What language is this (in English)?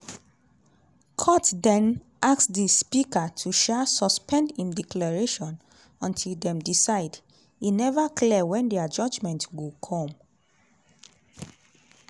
Nigerian Pidgin